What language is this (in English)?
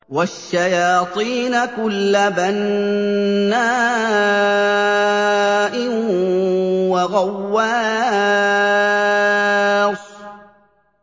Arabic